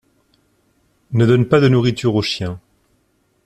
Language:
French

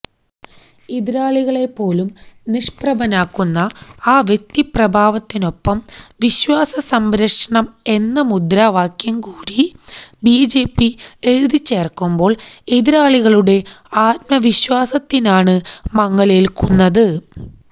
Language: Malayalam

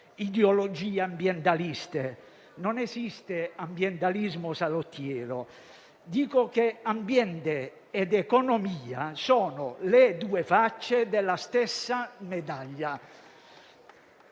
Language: Italian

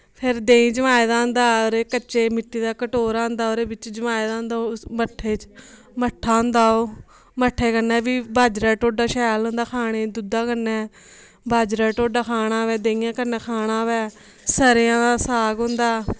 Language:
Dogri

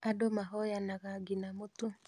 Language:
Kikuyu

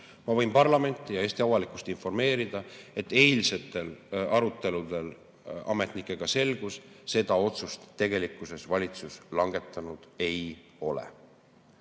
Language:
Estonian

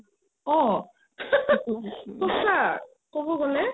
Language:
Assamese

